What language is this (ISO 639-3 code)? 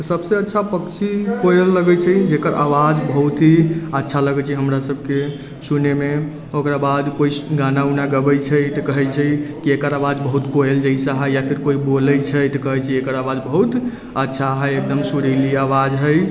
mai